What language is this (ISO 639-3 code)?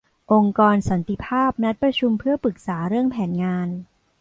tha